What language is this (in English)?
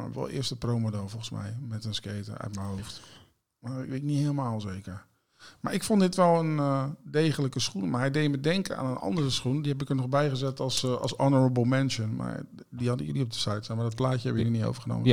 Dutch